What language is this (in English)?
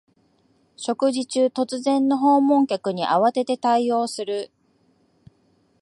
Japanese